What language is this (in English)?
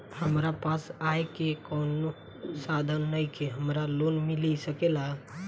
Bhojpuri